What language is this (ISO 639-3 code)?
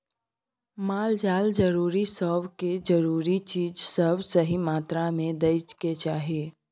mai